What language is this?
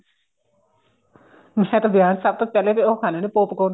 Punjabi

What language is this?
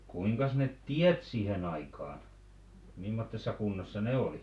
Finnish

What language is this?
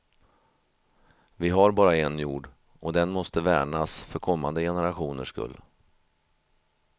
Swedish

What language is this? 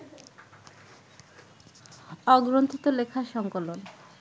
Bangla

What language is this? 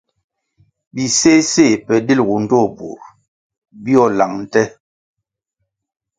Kwasio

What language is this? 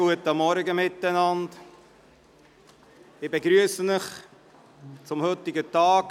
Swiss German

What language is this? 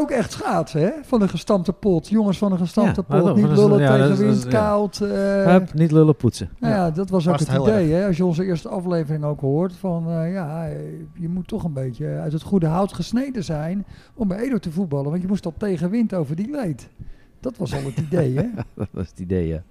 Dutch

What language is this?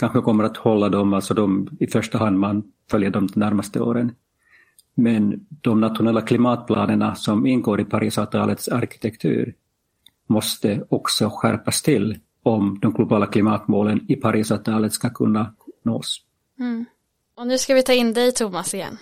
Swedish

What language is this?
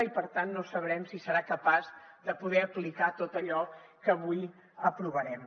Catalan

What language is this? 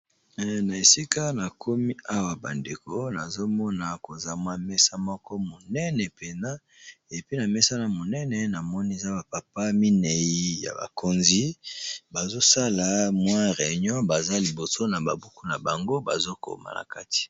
Lingala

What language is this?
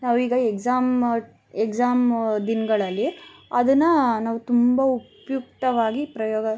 Kannada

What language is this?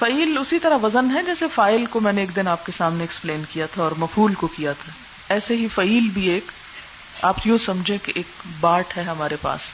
Urdu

